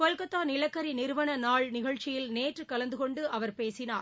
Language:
Tamil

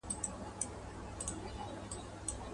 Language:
Pashto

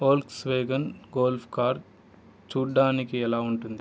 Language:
Telugu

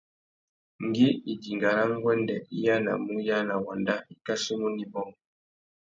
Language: Tuki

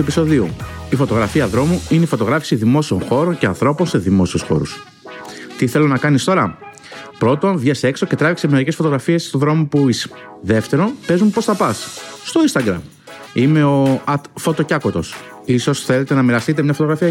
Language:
Greek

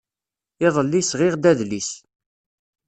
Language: Kabyle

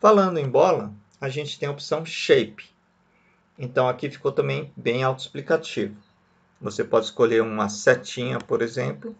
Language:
Portuguese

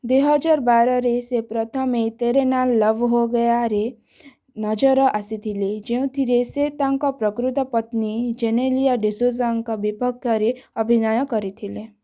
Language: Odia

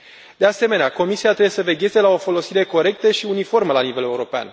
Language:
Romanian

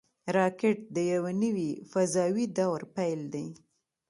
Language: Pashto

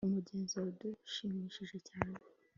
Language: Kinyarwanda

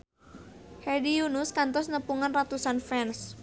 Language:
Sundanese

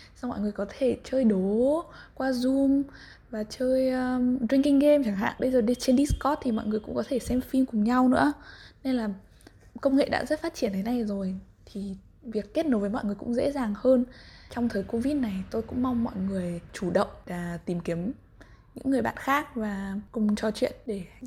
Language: Vietnamese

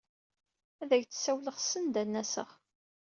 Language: Kabyle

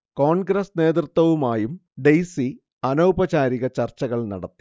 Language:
Malayalam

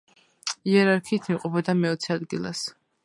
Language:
Georgian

